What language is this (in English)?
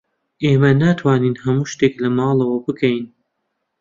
Central Kurdish